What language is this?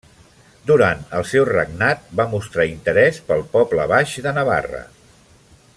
Catalan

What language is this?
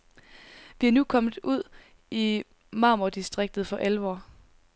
Danish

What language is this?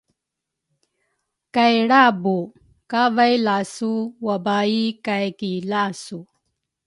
Rukai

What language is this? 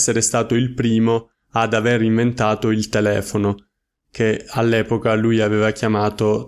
Italian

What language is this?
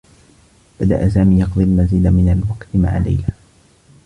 Arabic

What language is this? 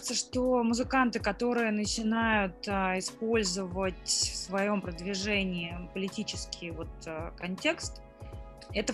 Russian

